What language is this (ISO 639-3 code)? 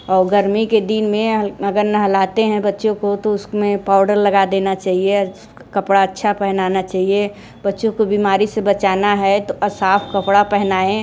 hin